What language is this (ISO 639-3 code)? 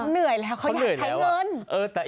tha